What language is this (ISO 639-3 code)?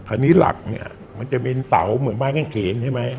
tha